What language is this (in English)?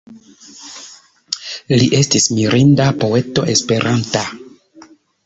Esperanto